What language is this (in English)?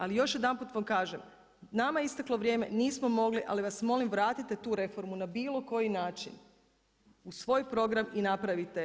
Croatian